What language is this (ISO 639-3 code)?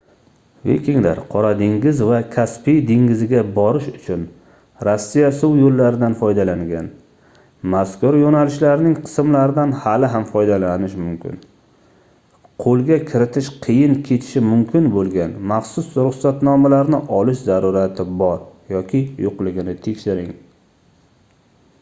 uzb